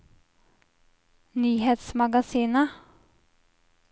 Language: Norwegian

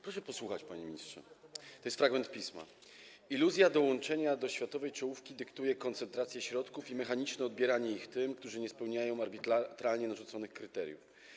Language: Polish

